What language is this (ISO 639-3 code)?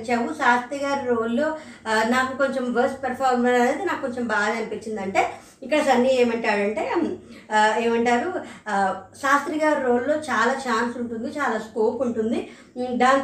tel